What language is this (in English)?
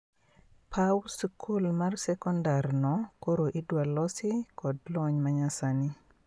Luo (Kenya and Tanzania)